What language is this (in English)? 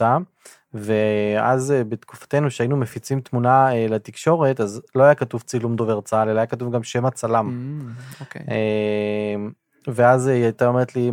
Hebrew